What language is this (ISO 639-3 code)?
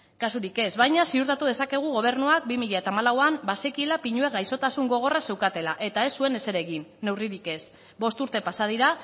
eus